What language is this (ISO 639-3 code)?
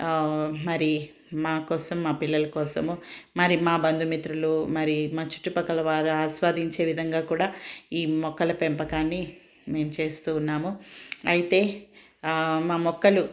tel